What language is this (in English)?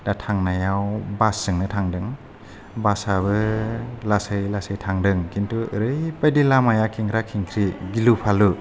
Bodo